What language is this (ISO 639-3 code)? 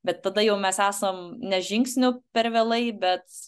lit